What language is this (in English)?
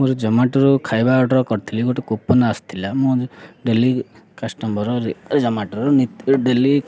Odia